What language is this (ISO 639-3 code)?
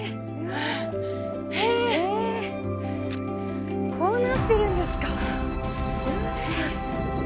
jpn